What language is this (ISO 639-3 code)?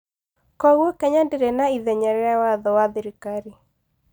kik